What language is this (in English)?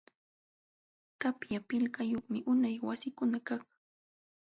Jauja Wanca Quechua